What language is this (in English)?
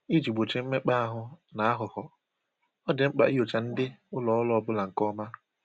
Igbo